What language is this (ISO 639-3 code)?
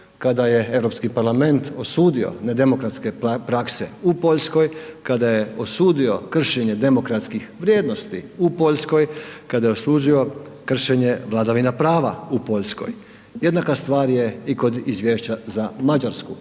hrv